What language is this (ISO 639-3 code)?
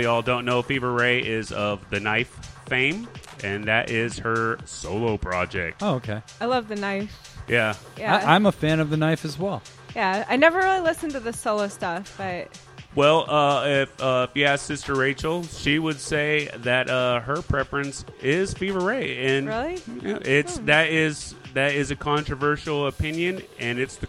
eng